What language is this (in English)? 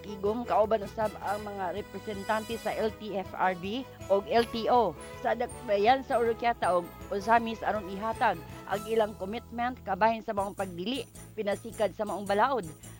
Filipino